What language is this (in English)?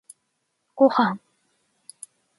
Japanese